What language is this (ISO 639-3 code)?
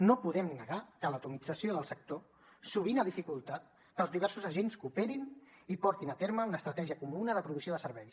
cat